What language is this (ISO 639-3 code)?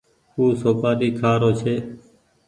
gig